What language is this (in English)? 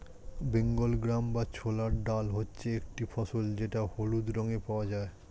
Bangla